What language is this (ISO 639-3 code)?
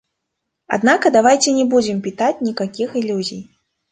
rus